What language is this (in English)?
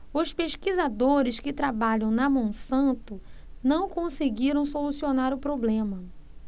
Portuguese